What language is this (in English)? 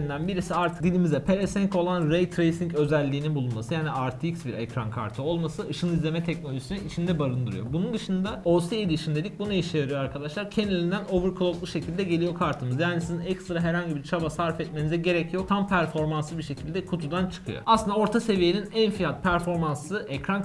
Turkish